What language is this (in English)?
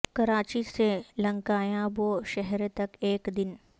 Urdu